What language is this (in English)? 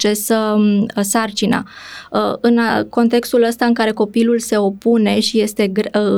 Romanian